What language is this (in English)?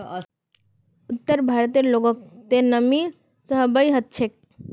Magahi